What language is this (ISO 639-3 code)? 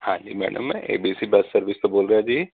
pan